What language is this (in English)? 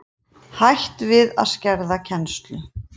Icelandic